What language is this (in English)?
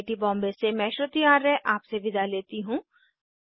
Hindi